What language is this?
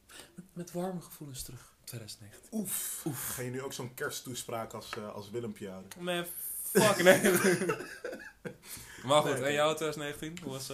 Dutch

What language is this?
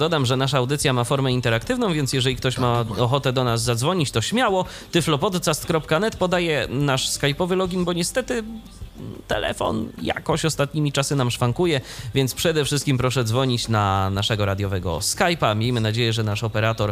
Polish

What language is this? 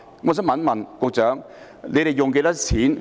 Cantonese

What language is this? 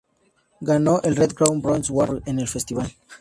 Spanish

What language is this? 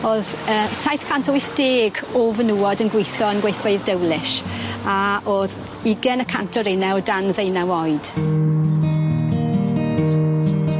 Welsh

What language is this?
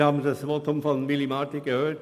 Swiss German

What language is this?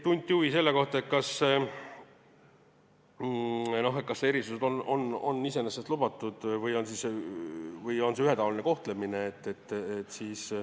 Estonian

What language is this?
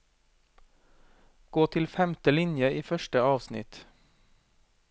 Norwegian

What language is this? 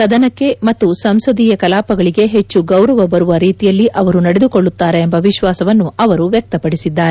Kannada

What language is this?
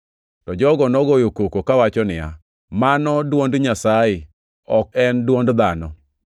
Luo (Kenya and Tanzania)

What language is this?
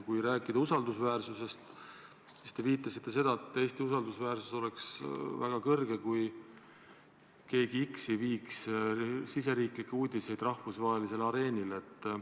Estonian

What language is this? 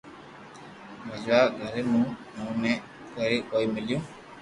Loarki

